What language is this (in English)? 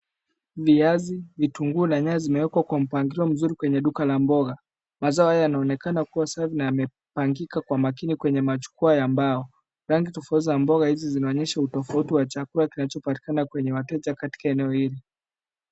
Swahili